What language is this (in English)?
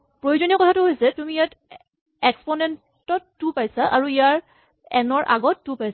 Assamese